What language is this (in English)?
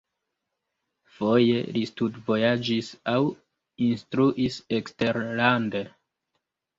Esperanto